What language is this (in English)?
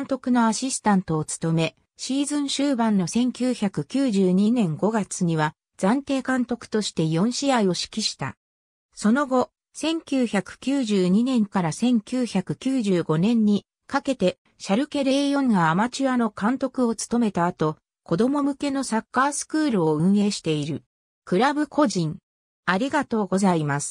Japanese